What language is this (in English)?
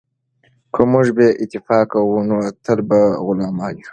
Pashto